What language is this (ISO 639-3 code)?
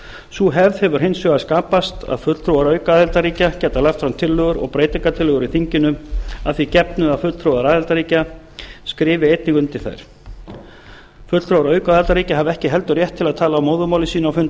isl